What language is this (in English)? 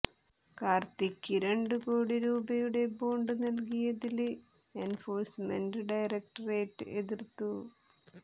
Malayalam